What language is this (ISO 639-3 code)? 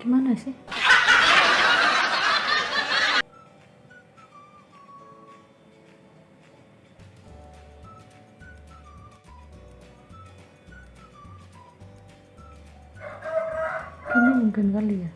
ind